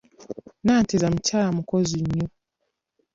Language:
Ganda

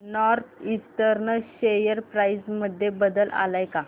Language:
Marathi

